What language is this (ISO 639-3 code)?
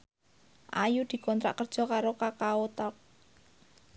jav